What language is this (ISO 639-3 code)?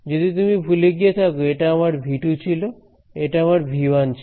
ben